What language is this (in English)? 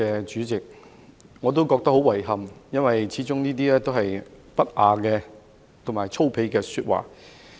Cantonese